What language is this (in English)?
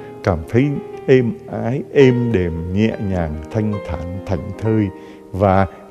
Vietnamese